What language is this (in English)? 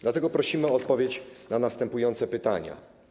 Polish